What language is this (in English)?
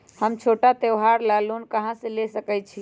Magahi